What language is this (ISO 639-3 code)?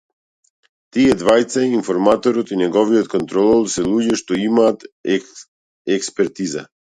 mkd